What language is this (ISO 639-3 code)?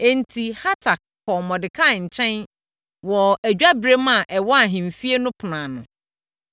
aka